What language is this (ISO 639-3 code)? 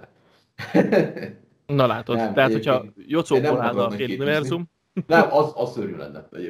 hun